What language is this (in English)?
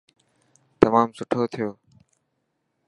Dhatki